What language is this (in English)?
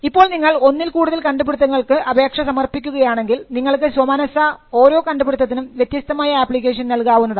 Malayalam